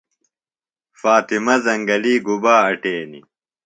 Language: Phalura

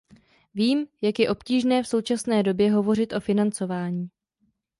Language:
Czech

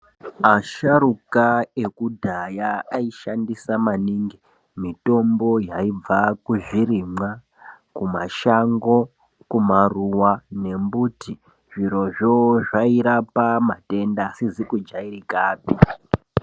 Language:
Ndau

